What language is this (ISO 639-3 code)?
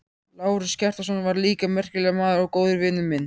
isl